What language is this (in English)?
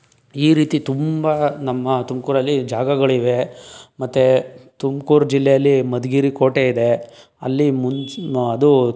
Kannada